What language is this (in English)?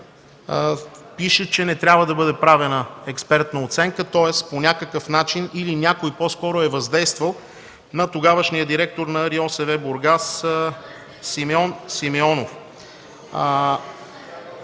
Bulgarian